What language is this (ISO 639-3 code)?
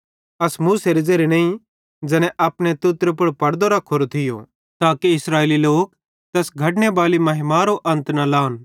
bhd